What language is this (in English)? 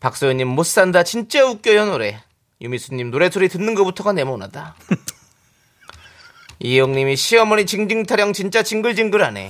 Korean